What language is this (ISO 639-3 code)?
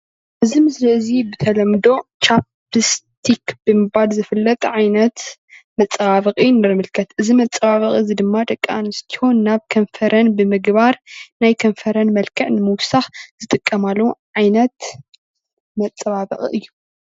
tir